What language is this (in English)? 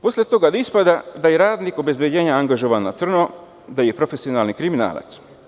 Serbian